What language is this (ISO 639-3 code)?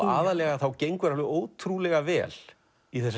isl